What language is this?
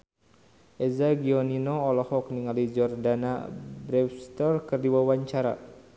Sundanese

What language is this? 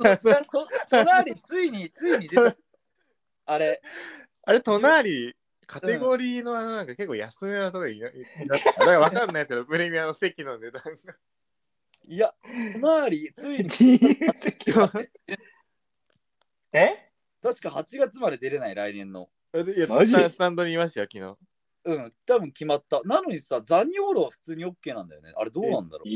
Japanese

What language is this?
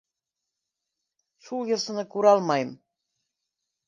Bashkir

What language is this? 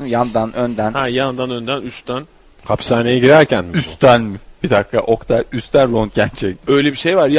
Turkish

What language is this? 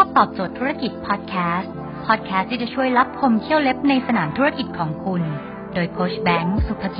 Thai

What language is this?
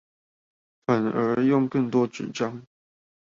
Chinese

